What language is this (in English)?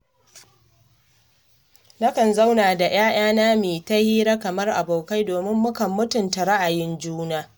Hausa